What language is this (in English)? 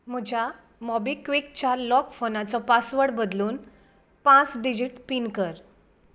Konkani